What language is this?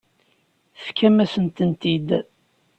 Kabyle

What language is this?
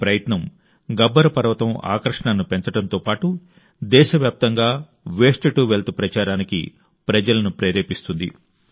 Telugu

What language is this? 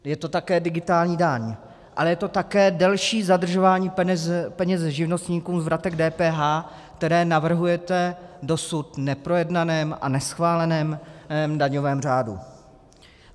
Czech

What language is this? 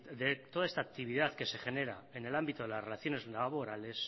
Spanish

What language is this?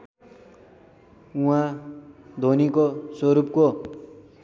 Nepali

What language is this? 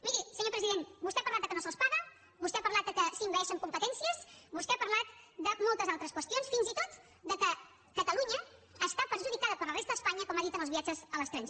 Catalan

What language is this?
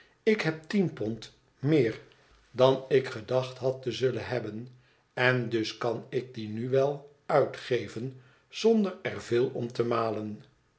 Dutch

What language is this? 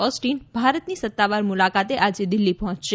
Gujarati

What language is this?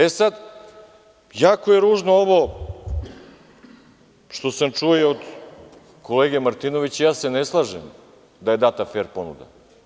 Serbian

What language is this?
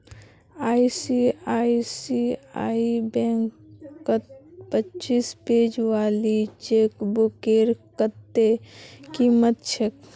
Magahi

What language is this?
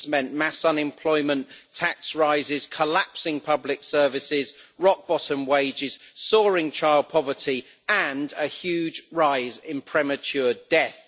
English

